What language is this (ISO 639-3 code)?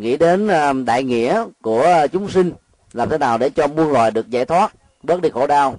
vie